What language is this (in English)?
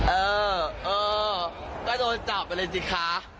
Thai